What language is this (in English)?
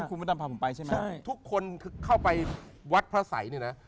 Thai